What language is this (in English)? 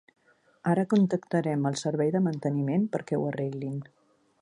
Catalan